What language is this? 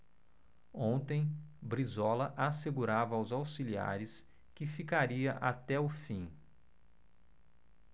Portuguese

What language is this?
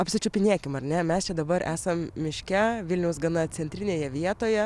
Lithuanian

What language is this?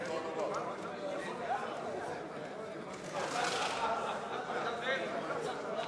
Hebrew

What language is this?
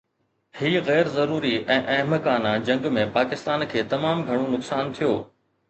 Sindhi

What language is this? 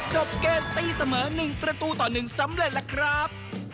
Thai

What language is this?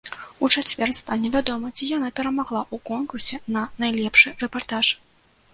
Belarusian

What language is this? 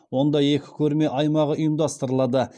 Kazakh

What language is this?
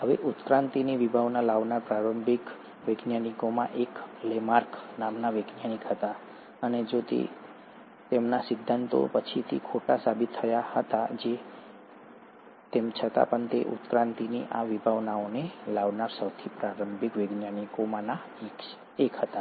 Gujarati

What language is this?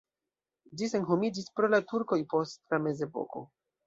Esperanto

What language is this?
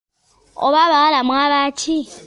Ganda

